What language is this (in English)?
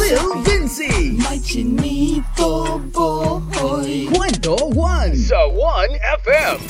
Filipino